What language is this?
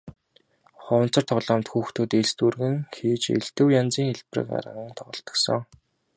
Mongolian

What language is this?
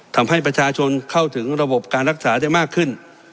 Thai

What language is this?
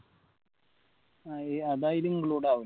Malayalam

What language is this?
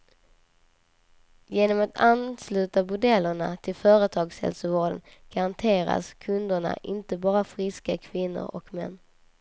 Swedish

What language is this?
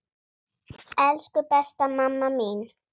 Icelandic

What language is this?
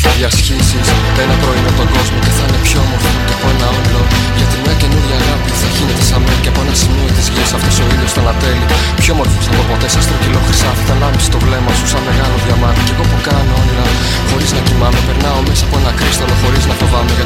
Greek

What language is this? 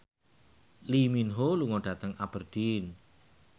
Javanese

